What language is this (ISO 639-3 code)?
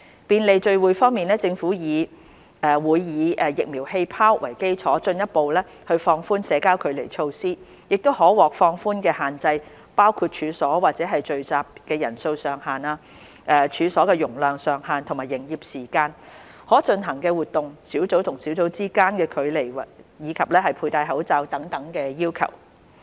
yue